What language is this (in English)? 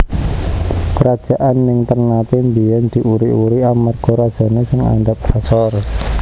Javanese